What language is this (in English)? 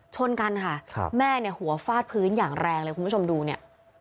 Thai